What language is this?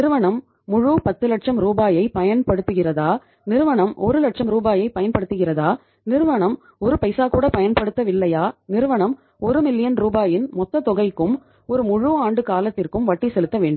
Tamil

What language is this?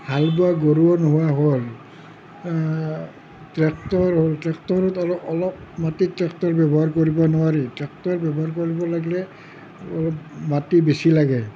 Assamese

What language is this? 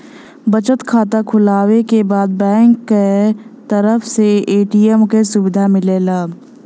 Bhojpuri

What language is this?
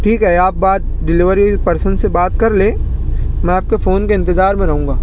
Urdu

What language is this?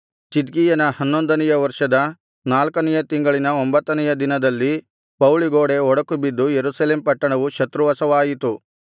Kannada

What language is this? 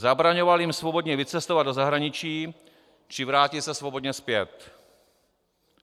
Czech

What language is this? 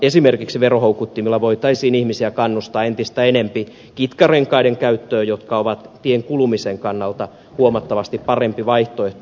Finnish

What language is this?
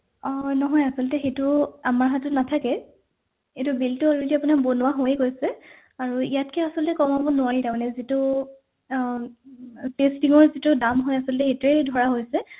Assamese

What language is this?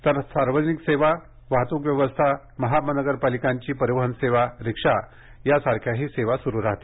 Marathi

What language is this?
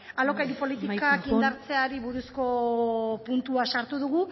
Basque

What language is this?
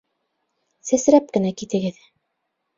Bashkir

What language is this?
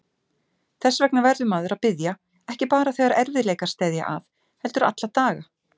Icelandic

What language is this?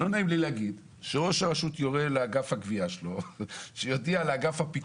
Hebrew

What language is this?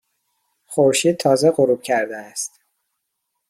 Persian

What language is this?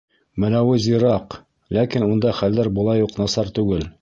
Bashkir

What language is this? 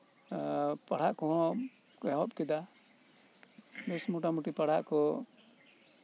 Santali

